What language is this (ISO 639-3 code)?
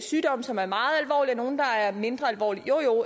dan